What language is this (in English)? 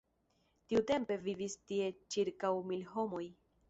Esperanto